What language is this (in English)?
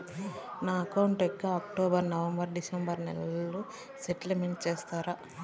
Telugu